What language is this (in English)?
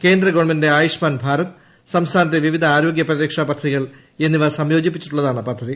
Malayalam